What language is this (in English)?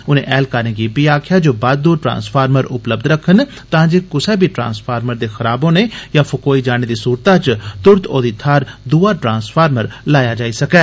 Dogri